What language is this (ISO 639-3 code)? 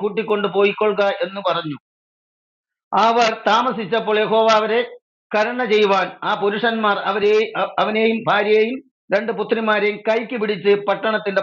ara